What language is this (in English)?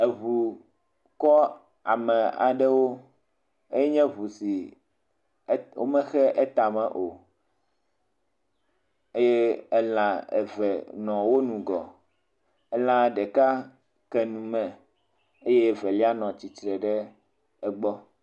Ewe